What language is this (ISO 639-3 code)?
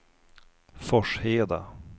swe